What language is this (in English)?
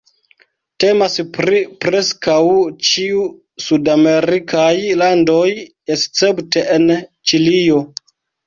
Esperanto